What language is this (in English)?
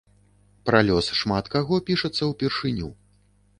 Belarusian